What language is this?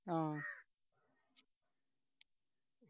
Malayalam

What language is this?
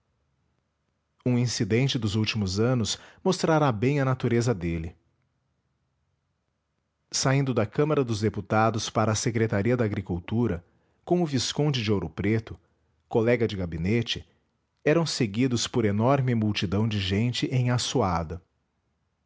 Portuguese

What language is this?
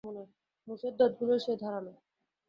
Bangla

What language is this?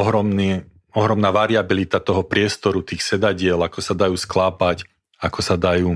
Slovak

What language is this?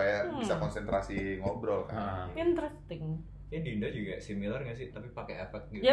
Indonesian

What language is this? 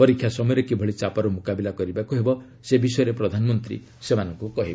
Odia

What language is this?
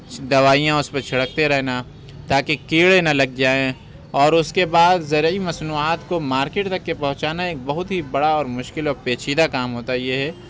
Urdu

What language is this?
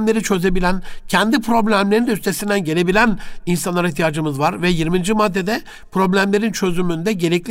Turkish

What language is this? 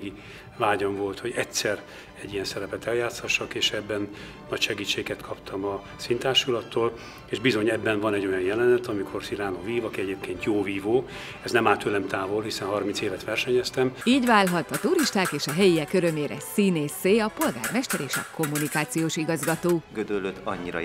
Hungarian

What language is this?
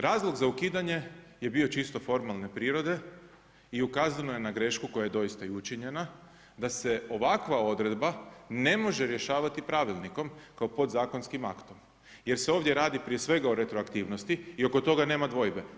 Croatian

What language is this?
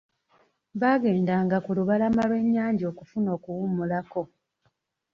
Ganda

